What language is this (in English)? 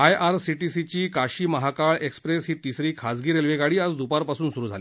Marathi